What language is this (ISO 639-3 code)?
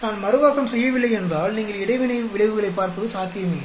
tam